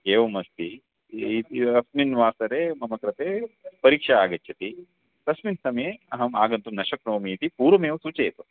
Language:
Sanskrit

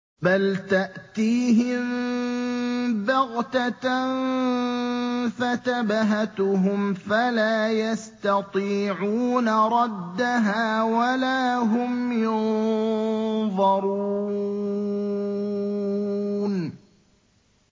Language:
Arabic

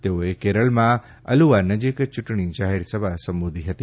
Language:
Gujarati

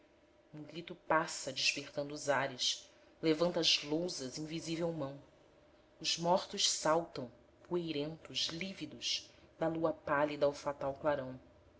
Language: Portuguese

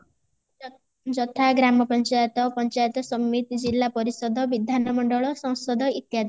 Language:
Odia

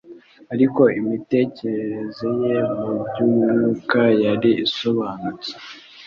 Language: Kinyarwanda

